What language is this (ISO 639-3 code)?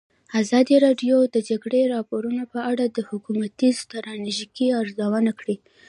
pus